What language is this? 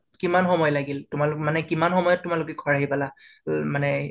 Assamese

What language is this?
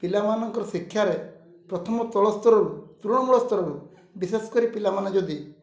Odia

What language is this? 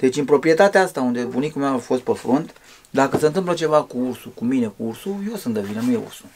Romanian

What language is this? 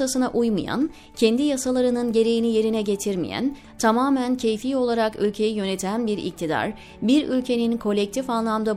Turkish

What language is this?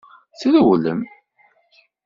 Kabyle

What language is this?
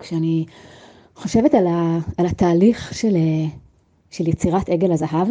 Hebrew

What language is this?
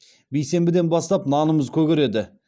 Kazakh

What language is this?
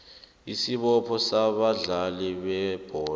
South Ndebele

